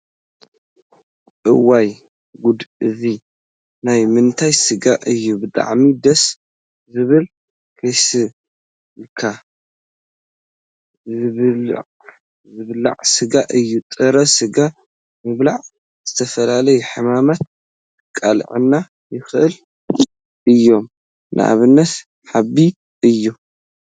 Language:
Tigrinya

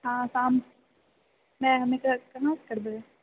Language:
Maithili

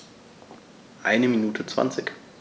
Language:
German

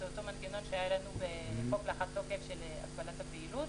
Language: Hebrew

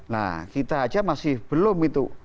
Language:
Indonesian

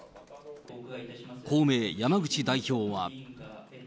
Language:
Japanese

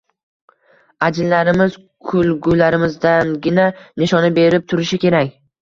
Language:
Uzbek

